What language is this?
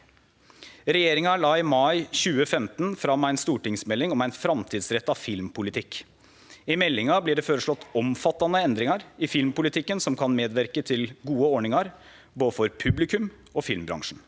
Norwegian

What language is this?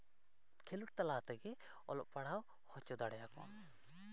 Santali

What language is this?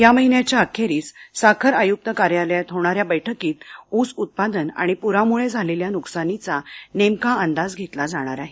Marathi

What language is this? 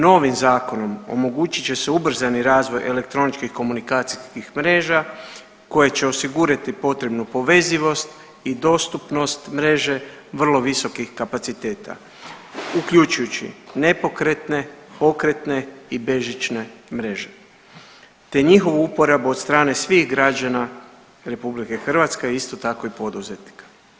Croatian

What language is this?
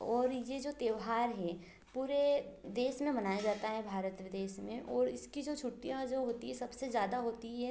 Hindi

